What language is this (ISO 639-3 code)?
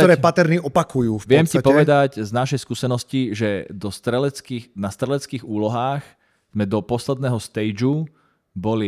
slk